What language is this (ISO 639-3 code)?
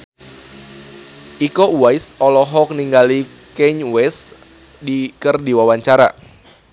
sun